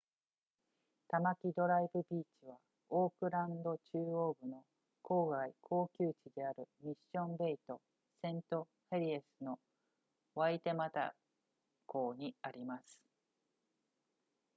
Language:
Japanese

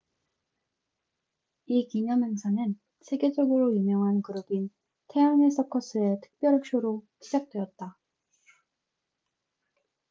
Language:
Korean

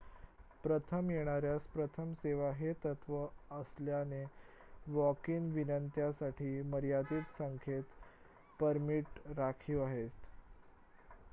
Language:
Marathi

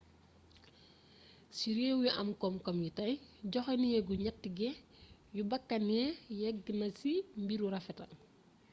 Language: Wolof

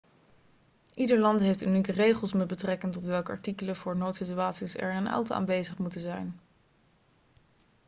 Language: Dutch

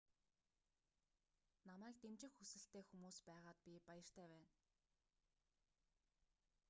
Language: Mongolian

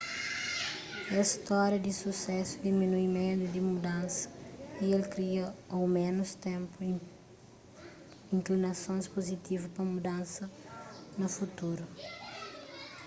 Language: Kabuverdianu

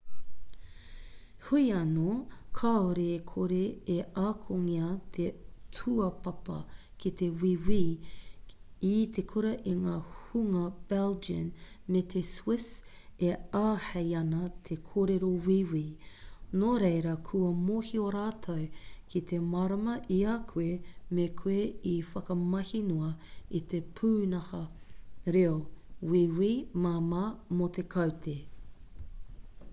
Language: Māori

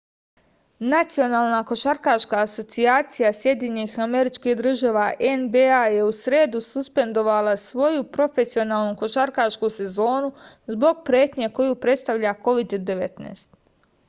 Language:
Serbian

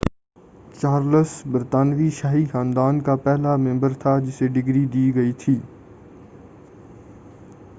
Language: Urdu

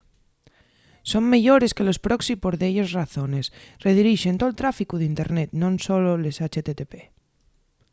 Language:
Asturian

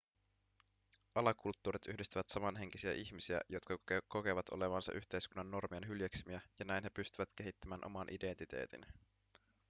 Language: Finnish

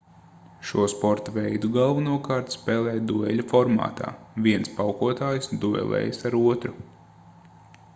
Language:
Latvian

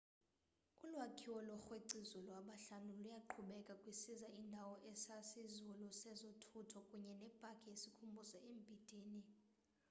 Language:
Xhosa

